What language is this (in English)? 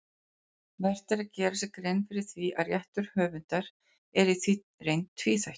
Icelandic